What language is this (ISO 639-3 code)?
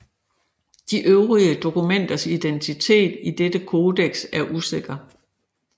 dan